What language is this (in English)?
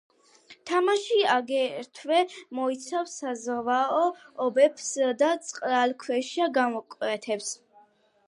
Georgian